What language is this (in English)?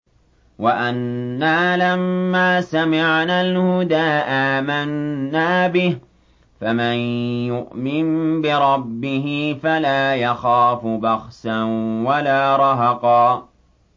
Arabic